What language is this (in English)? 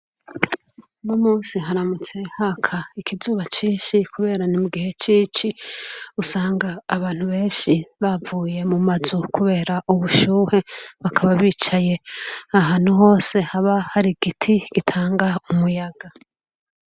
Rundi